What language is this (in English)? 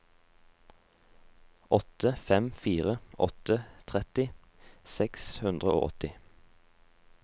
Norwegian